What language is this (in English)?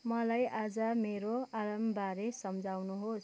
Nepali